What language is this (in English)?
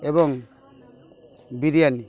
Odia